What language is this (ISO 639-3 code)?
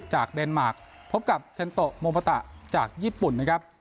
tha